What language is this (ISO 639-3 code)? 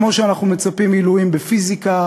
heb